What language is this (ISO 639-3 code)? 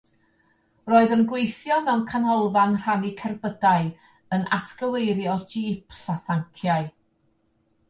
cym